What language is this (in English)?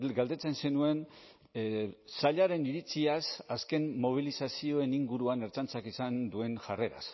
Basque